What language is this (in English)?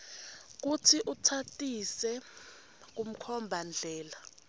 Swati